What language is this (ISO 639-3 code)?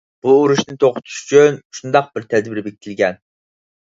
uig